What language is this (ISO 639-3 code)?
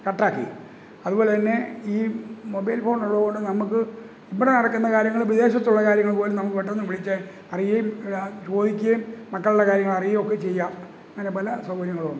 mal